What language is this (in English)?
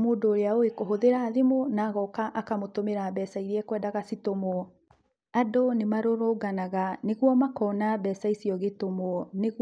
Kikuyu